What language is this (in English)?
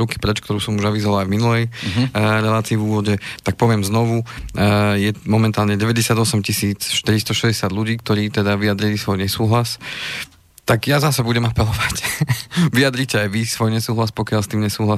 Slovak